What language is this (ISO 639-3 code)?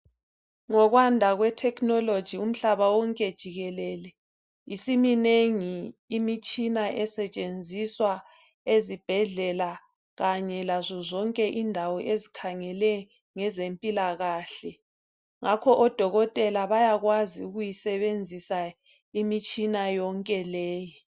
nde